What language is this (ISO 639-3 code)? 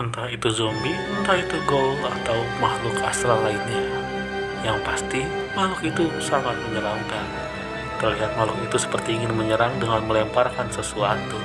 ind